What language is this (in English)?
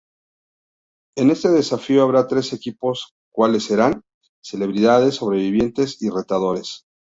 Spanish